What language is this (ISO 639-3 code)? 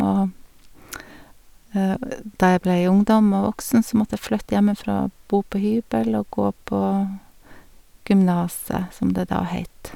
nor